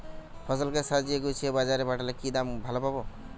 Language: Bangla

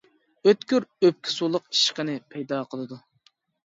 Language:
Uyghur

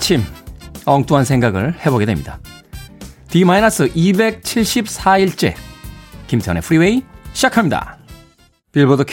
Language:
Korean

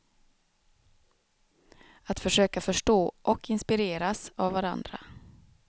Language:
Swedish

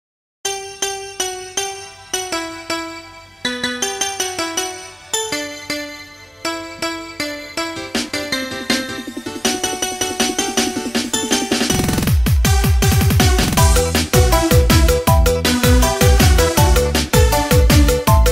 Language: Indonesian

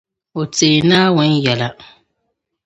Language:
Dagbani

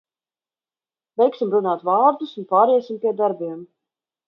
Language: Latvian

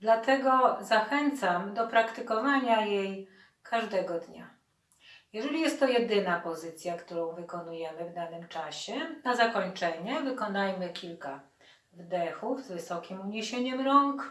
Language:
Polish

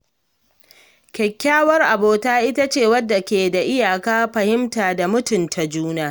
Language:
Hausa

